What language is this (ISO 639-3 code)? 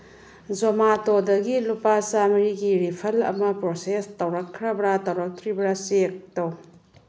mni